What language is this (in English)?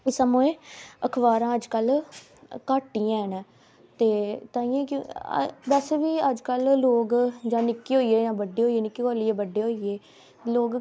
Dogri